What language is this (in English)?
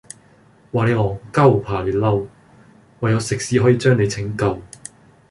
Cantonese